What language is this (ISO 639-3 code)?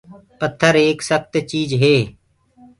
ggg